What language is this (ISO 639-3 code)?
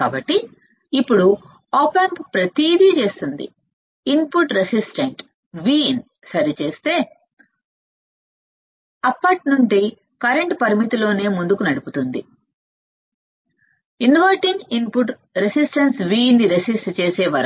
tel